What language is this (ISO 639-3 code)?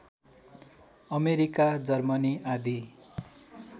nep